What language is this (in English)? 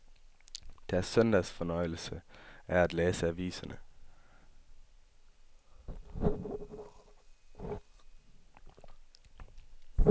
Danish